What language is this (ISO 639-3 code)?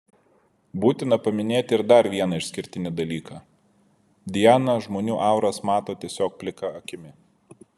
lit